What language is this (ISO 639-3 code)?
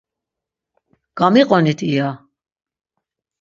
lzz